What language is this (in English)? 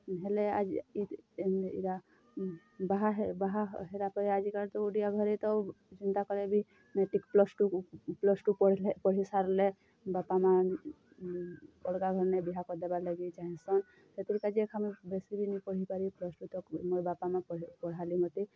Odia